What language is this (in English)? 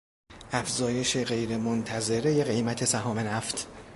Persian